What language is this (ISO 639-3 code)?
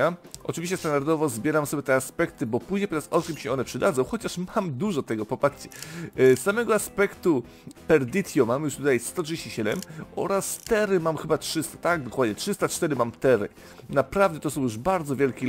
pol